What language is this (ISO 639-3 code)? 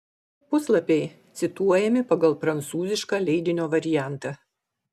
lit